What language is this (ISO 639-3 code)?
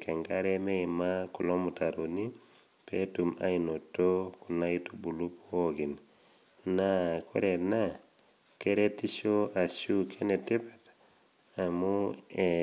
mas